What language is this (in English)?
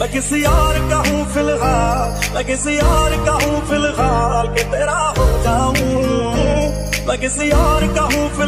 Romanian